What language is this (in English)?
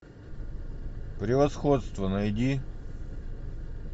Russian